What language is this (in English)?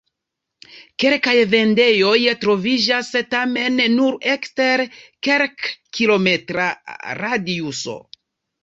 Esperanto